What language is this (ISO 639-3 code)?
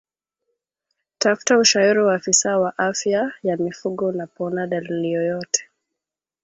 swa